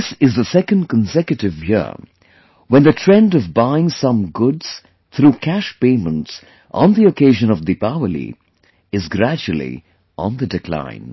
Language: English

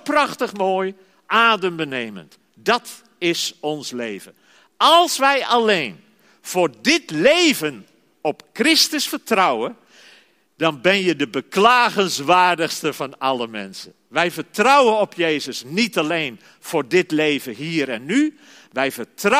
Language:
Dutch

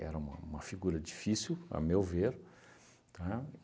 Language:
Portuguese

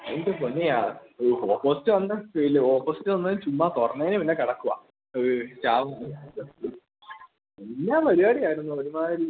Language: Malayalam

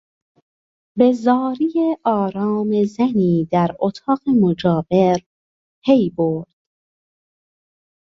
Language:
Persian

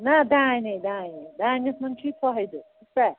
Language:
Kashmiri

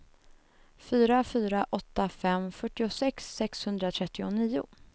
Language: Swedish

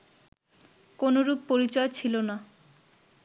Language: Bangla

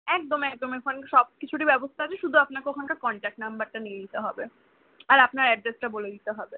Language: Bangla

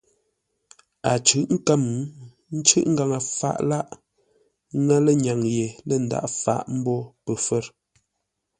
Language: Ngombale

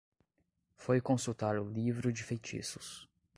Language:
Portuguese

